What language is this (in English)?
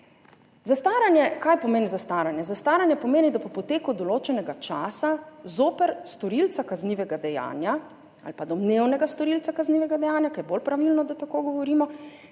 Slovenian